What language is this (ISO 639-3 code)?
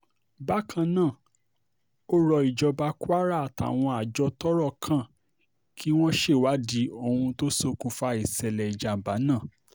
yor